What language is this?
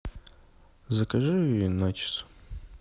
Russian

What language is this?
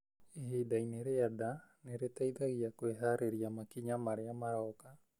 Kikuyu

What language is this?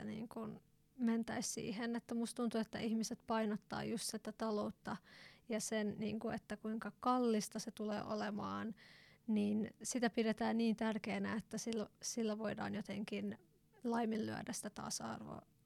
Finnish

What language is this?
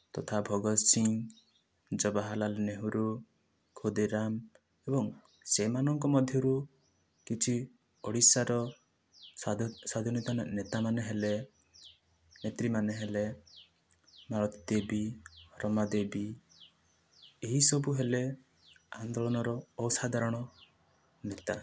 Odia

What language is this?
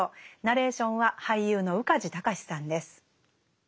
Japanese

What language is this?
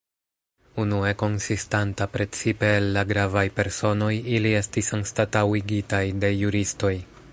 Esperanto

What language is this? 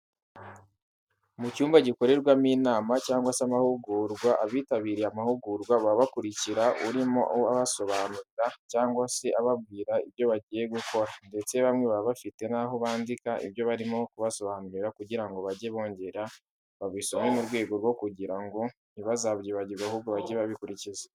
Kinyarwanda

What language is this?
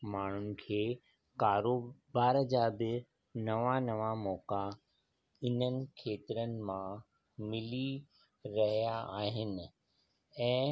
Sindhi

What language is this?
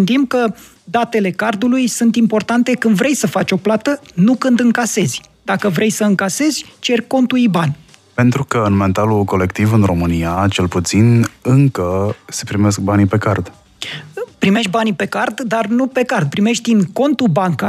Romanian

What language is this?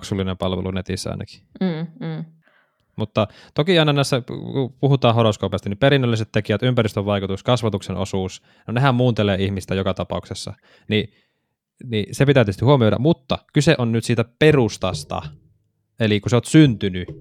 Finnish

